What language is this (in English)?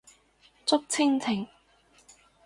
Cantonese